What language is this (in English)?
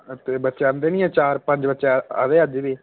Dogri